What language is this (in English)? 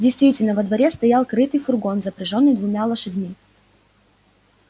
Russian